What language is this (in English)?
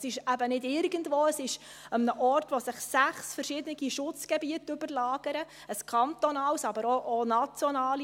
Swiss German